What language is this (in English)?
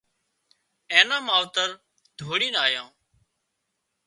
Wadiyara Koli